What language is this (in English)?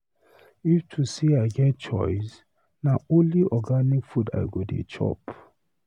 Nigerian Pidgin